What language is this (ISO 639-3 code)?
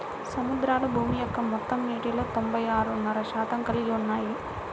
tel